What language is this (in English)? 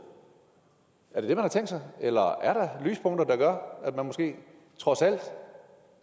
Danish